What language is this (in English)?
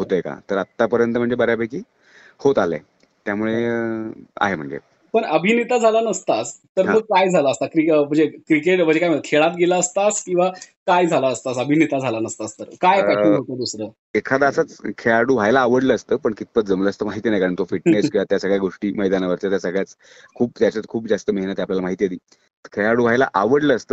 Marathi